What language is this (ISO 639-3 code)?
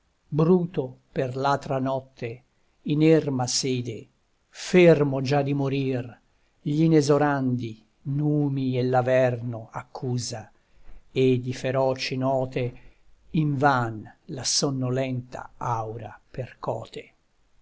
ita